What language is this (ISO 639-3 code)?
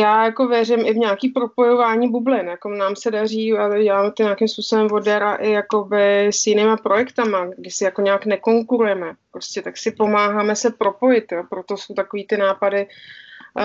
ces